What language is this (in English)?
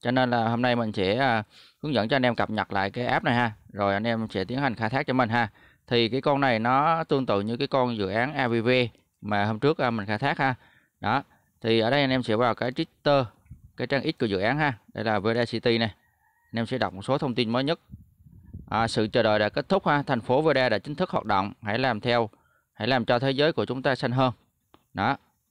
Vietnamese